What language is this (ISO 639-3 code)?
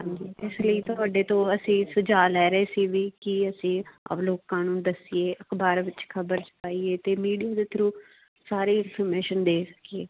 pan